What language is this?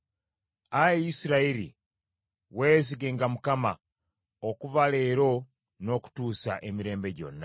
Ganda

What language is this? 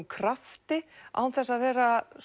Icelandic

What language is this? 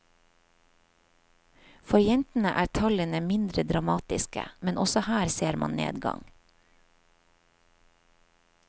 Norwegian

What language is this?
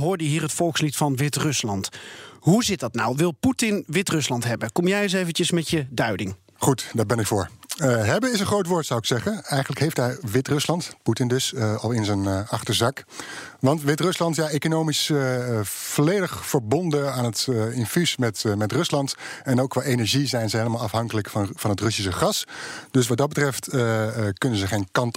Dutch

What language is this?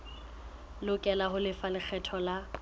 Southern Sotho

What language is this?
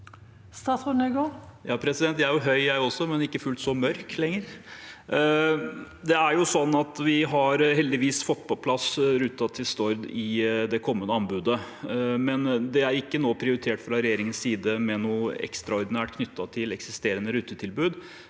Norwegian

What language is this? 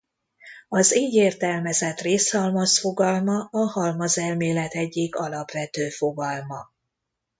Hungarian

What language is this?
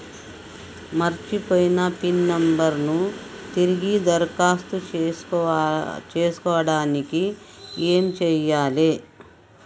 Telugu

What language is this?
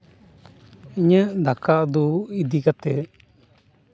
Santali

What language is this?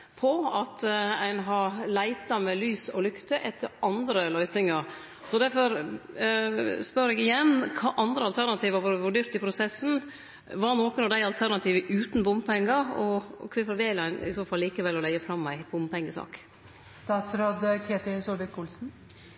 Norwegian Nynorsk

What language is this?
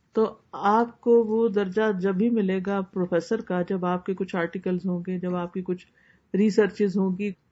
Urdu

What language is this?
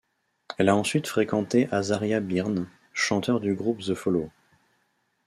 French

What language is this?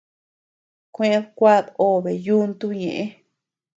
Tepeuxila Cuicatec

